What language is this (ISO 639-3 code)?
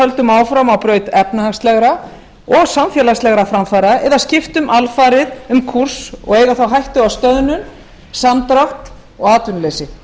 isl